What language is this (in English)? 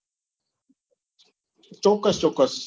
Gujarati